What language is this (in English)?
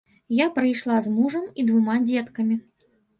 Belarusian